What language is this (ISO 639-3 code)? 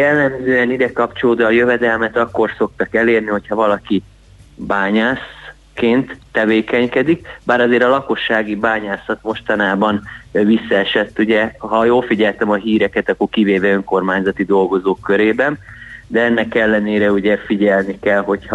hun